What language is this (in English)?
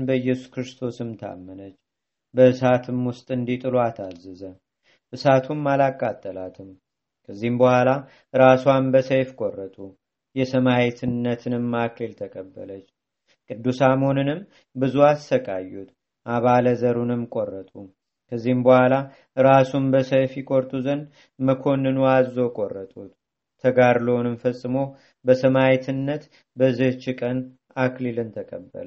Amharic